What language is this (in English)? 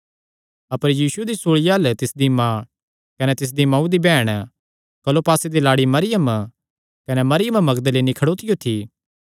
Kangri